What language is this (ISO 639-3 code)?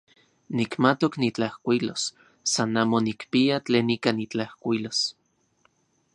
ncx